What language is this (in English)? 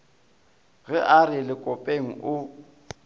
Northern Sotho